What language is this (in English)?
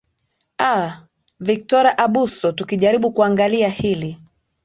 Swahili